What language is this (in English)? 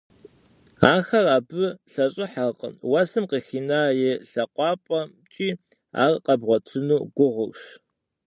Kabardian